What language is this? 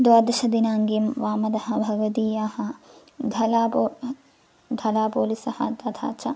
Sanskrit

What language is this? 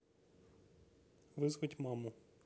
Russian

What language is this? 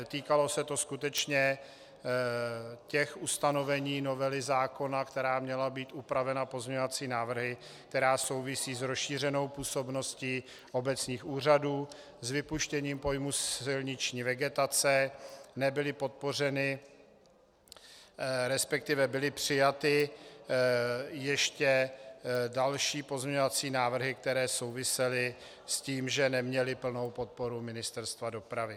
Czech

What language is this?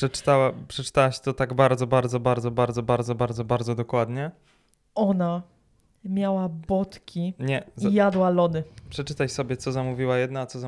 Polish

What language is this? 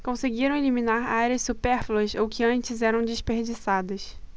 Portuguese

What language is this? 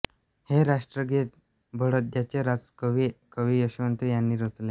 Marathi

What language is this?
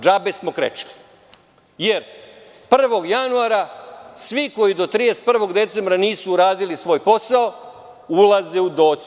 Serbian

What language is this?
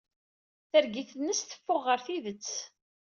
Kabyle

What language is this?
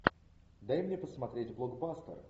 Russian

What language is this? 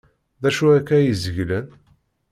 Kabyle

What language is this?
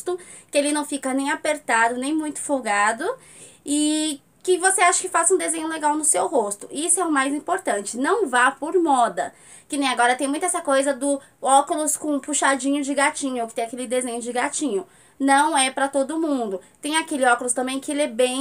Portuguese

